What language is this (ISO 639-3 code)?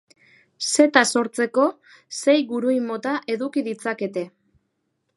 eus